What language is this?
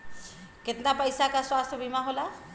Bhojpuri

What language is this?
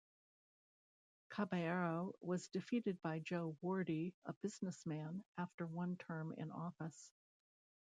English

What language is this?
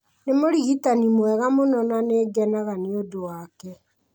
Kikuyu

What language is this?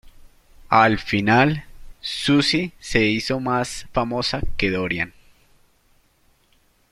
Spanish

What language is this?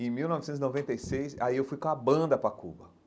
Portuguese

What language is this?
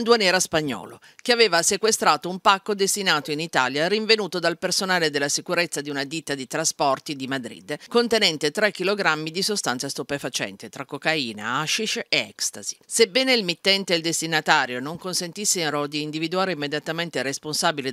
Italian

